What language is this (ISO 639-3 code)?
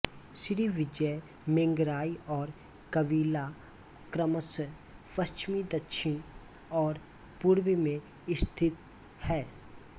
hin